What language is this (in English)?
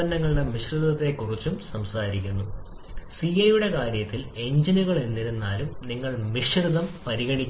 Malayalam